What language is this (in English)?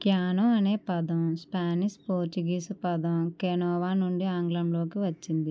Telugu